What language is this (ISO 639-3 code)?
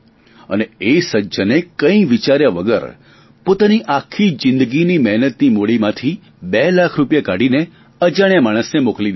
guj